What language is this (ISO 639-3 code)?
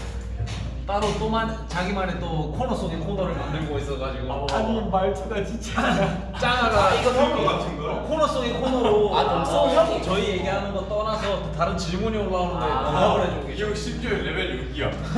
kor